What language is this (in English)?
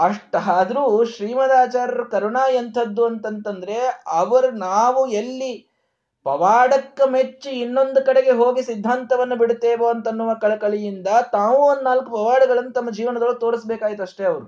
Kannada